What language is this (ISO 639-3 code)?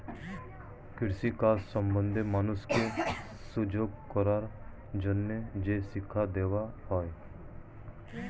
ben